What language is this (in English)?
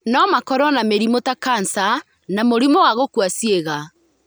Kikuyu